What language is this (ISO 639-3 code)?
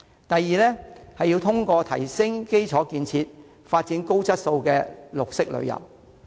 yue